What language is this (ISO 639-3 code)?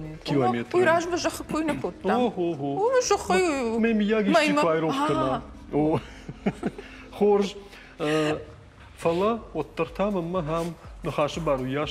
rus